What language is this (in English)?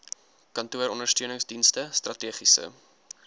Afrikaans